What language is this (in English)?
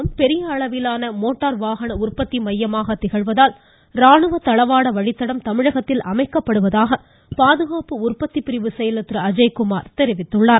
Tamil